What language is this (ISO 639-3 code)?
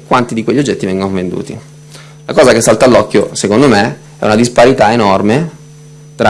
ita